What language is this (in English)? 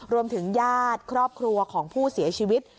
Thai